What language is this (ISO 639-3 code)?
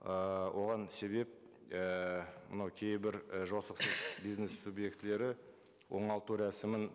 kaz